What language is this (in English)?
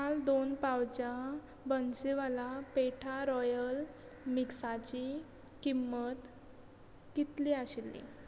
Konkani